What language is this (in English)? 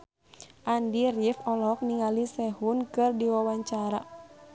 Sundanese